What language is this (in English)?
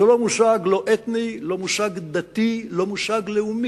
Hebrew